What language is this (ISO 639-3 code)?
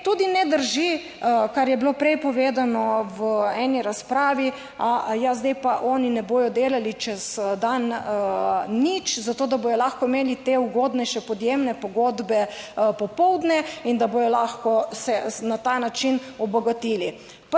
slv